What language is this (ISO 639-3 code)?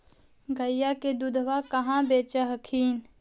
mag